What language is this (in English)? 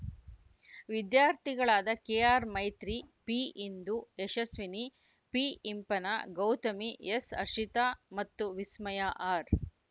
Kannada